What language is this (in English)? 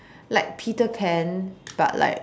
English